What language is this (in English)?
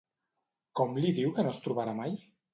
Catalan